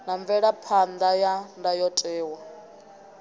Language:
Venda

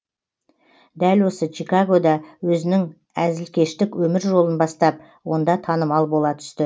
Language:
Kazakh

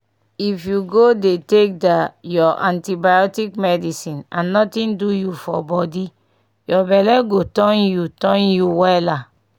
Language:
Nigerian Pidgin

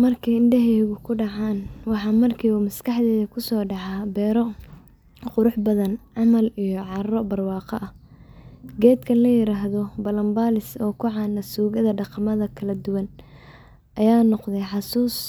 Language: Somali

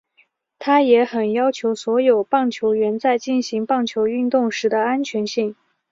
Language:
Chinese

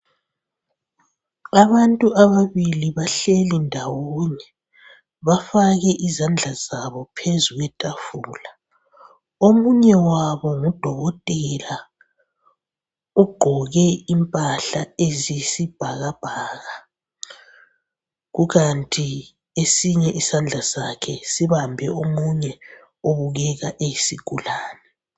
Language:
North Ndebele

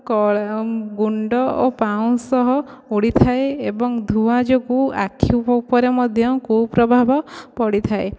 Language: Odia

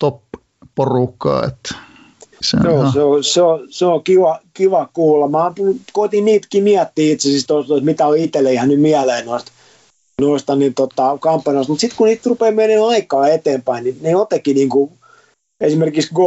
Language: Finnish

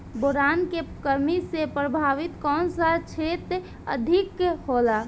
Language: Bhojpuri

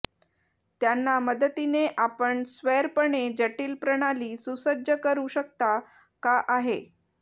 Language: Marathi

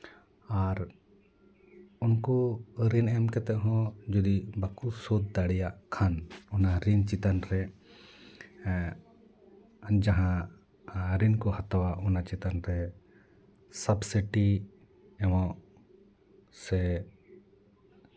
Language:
Santali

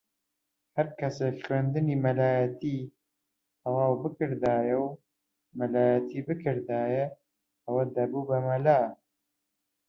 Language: Central Kurdish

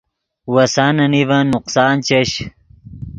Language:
Yidgha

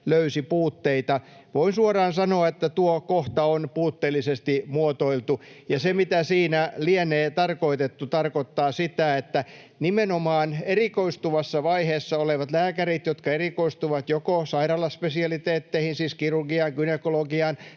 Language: Finnish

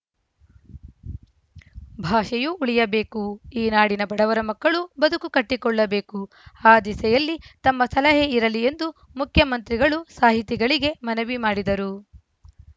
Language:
Kannada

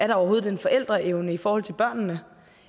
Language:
Danish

